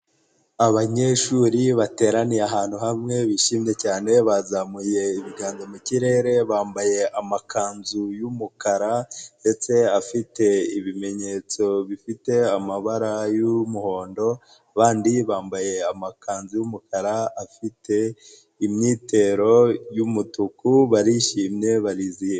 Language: Kinyarwanda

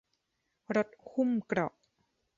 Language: Thai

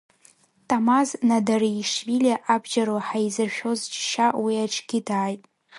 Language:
Abkhazian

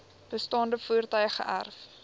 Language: Afrikaans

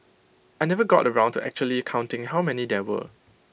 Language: English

